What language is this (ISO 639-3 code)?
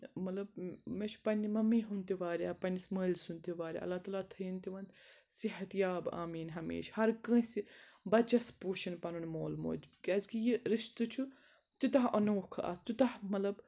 kas